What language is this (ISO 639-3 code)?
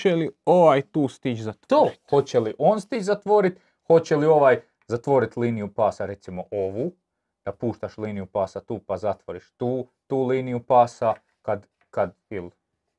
hrv